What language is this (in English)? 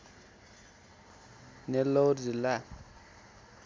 Nepali